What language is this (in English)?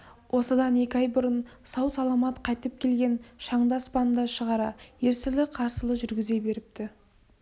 Kazakh